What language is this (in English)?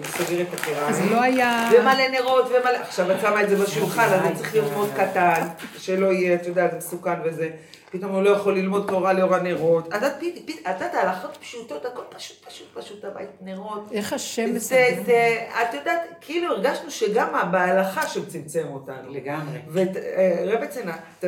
Hebrew